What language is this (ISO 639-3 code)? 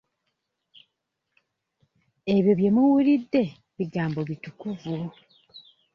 lug